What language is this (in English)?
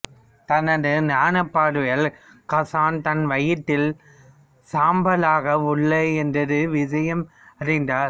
Tamil